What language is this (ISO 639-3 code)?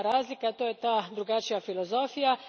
hrv